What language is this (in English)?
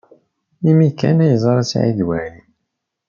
Kabyle